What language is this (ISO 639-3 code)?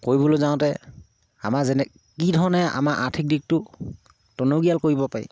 asm